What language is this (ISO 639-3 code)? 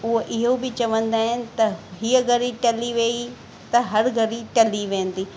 snd